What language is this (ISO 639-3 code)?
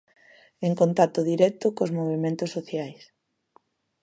glg